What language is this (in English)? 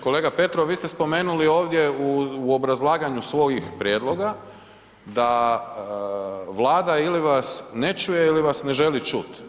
Croatian